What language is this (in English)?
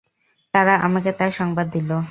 Bangla